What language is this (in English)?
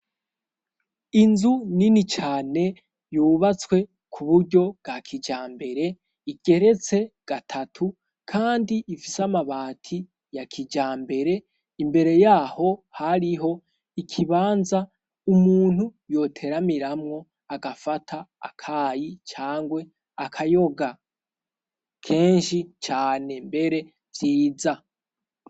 Rundi